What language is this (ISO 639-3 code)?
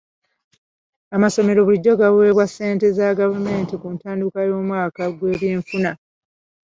lug